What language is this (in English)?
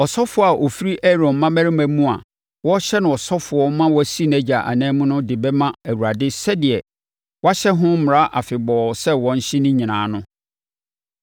Akan